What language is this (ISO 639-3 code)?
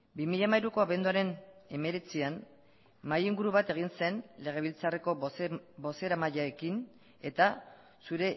eus